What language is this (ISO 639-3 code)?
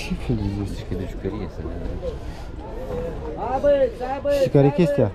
ron